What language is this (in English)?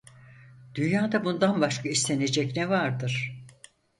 Turkish